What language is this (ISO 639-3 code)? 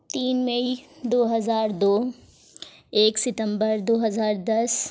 urd